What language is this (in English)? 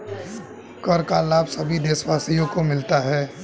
Hindi